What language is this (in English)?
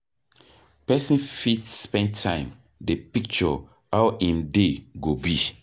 Nigerian Pidgin